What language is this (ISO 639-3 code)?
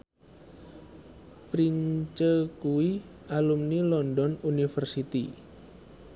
jav